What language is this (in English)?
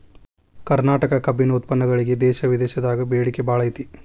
Kannada